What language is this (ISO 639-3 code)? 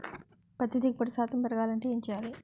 tel